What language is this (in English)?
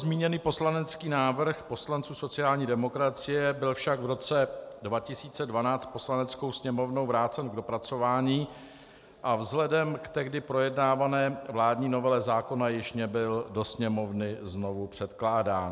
Czech